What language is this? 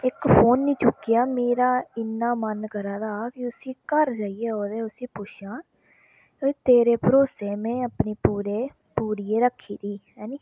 Dogri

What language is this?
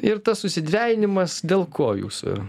Lithuanian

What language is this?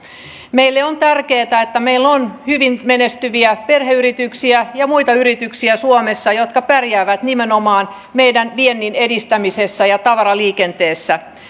Finnish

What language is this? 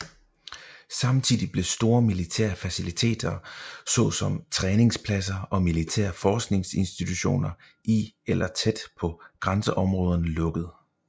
Danish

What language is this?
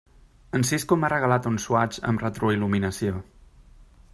Catalan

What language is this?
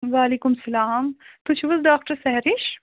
Kashmiri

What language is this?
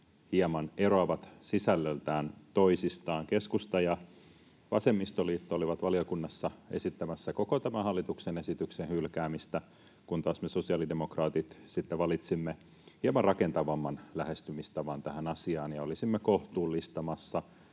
Finnish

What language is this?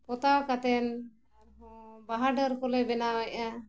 Santali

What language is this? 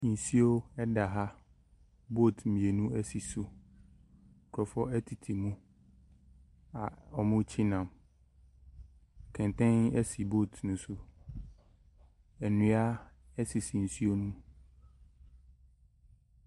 Akan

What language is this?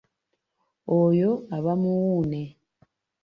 Ganda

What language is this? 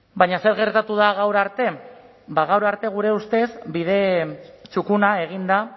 Basque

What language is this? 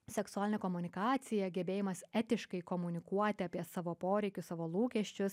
Lithuanian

